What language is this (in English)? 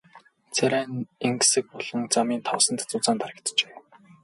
Mongolian